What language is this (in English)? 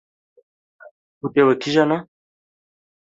Kurdish